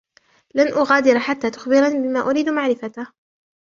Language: Arabic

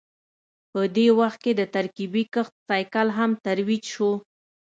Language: Pashto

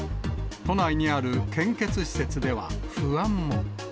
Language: Japanese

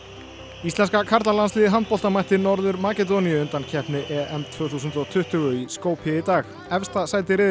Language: Icelandic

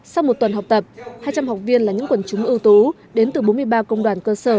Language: Vietnamese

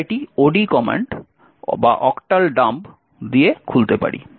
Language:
Bangla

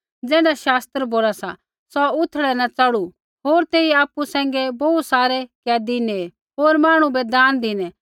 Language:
Kullu Pahari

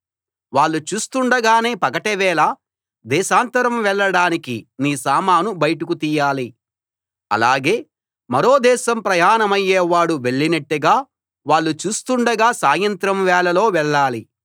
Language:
Telugu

